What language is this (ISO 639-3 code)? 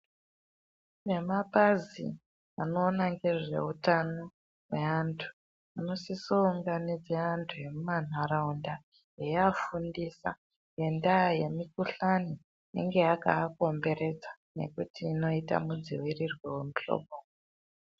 ndc